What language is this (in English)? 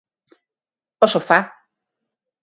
Galician